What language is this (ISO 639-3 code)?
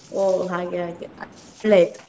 kan